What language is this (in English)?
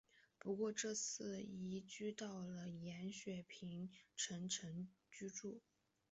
Chinese